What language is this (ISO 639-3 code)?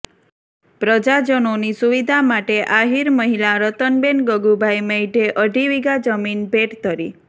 guj